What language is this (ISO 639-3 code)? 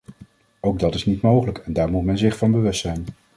nld